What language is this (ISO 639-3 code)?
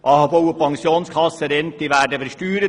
gsw